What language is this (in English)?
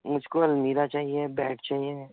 Urdu